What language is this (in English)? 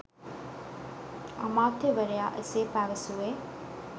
Sinhala